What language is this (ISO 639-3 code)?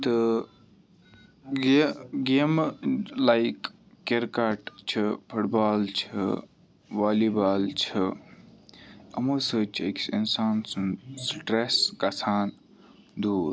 kas